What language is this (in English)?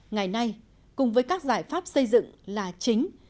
Vietnamese